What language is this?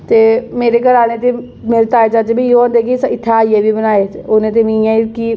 Dogri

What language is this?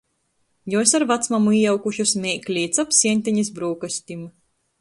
Latgalian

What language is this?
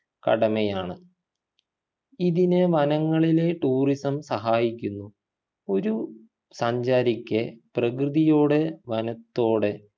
Malayalam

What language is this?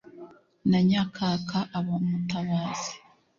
Kinyarwanda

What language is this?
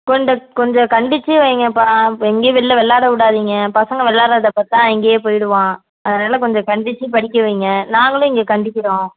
Tamil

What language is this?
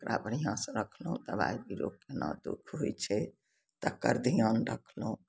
Maithili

